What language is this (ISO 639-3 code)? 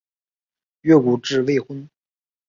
zho